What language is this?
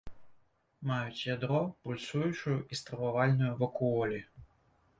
Belarusian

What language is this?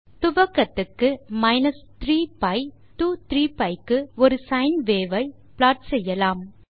Tamil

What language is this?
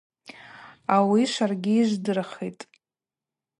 Abaza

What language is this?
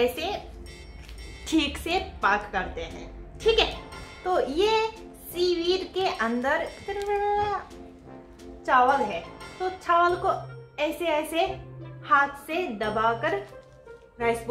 Japanese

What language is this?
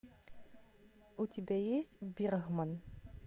Russian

